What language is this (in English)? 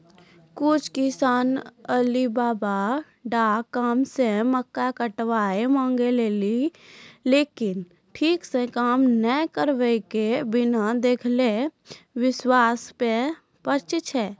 Maithili